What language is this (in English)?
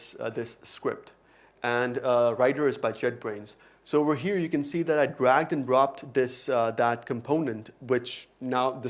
English